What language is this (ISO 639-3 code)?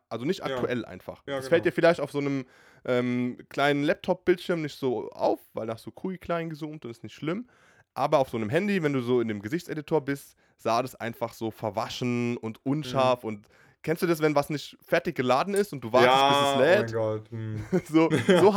deu